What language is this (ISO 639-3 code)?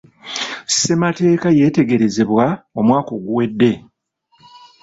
lug